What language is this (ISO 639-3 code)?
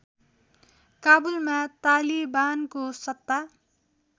nep